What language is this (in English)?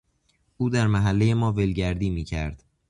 Persian